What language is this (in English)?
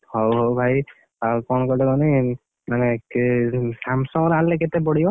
Odia